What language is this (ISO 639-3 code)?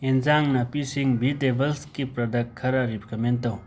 mni